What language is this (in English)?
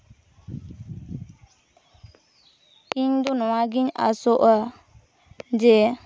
Santali